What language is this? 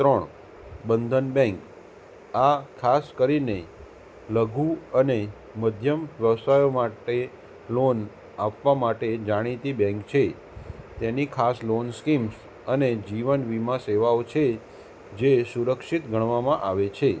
Gujarati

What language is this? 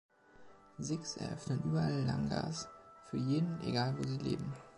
German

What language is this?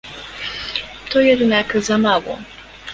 Polish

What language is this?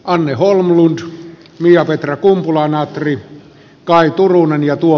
Finnish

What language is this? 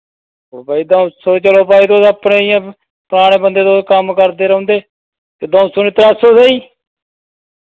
Dogri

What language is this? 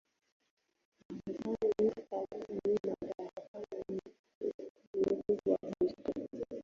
Swahili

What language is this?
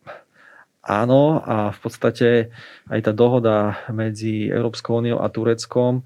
Slovak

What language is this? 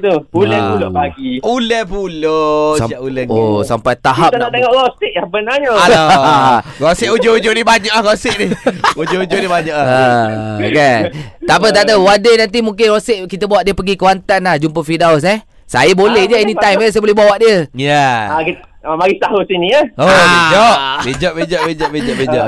Malay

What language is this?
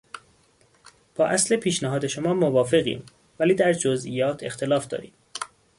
Persian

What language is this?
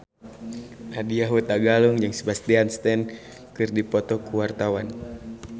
Sundanese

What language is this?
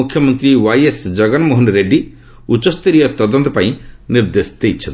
Odia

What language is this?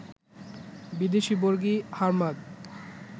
Bangla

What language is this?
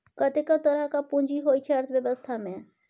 Maithili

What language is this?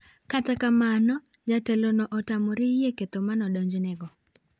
Luo (Kenya and Tanzania)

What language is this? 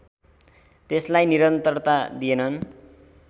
Nepali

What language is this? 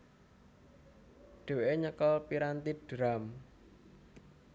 Javanese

